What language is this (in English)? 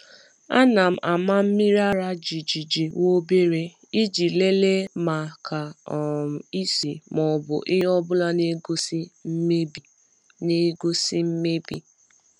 Igbo